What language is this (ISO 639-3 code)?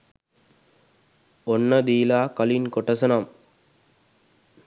sin